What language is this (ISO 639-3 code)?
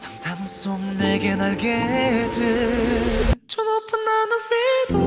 kor